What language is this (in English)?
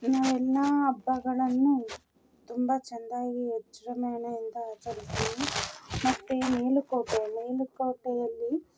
Kannada